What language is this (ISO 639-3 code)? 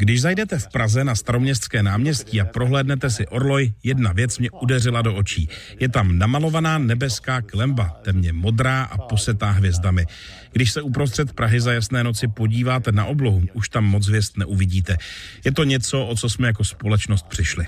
ces